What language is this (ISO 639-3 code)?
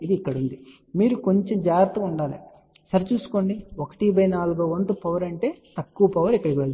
tel